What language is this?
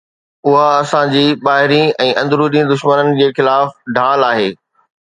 Sindhi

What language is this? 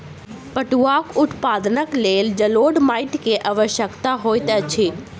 Maithili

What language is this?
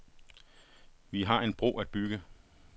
Danish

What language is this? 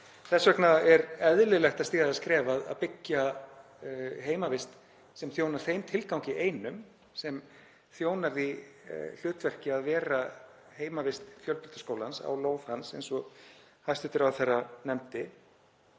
Icelandic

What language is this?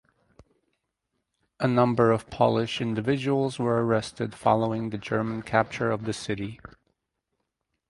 English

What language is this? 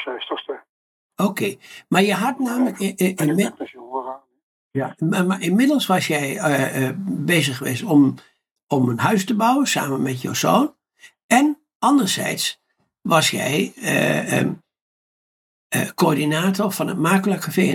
Dutch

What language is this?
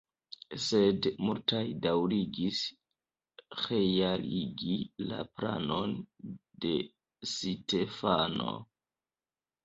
Esperanto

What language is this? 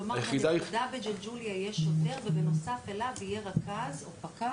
Hebrew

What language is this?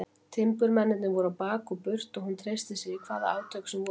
Icelandic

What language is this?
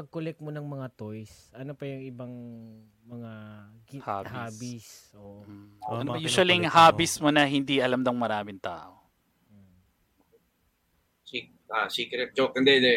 Filipino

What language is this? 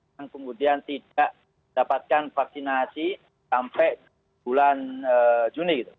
Indonesian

